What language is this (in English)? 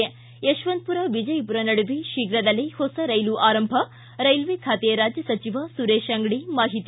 Kannada